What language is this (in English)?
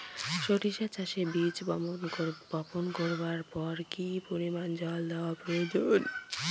Bangla